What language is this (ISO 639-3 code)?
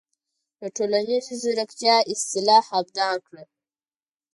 pus